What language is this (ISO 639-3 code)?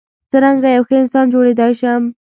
pus